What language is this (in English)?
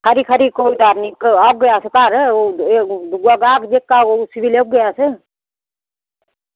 Dogri